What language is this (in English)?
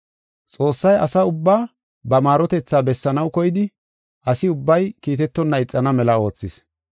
Gofa